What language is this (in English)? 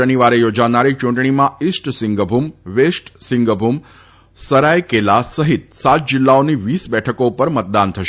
Gujarati